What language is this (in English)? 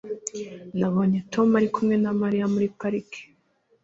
Kinyarwanda